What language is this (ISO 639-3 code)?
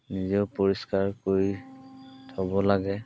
asm